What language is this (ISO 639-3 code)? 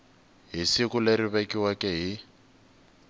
tso